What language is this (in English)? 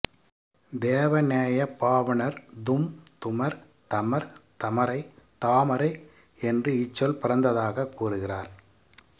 Tamil